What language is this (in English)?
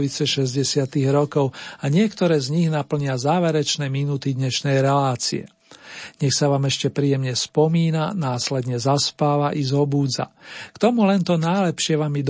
Slovak